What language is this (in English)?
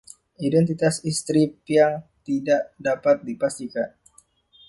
Indonesian